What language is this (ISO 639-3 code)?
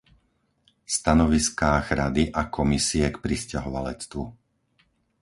slk